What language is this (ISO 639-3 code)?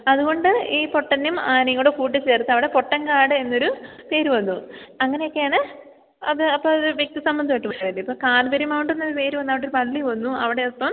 mal